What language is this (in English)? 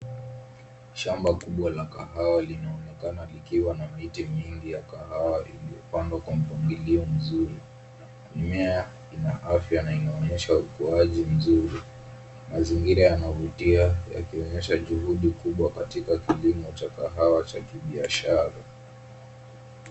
Swahili